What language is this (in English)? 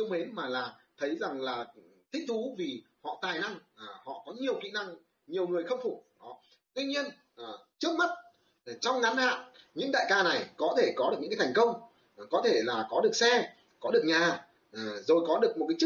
Vietnamese